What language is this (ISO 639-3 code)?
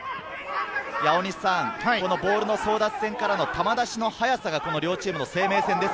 jpn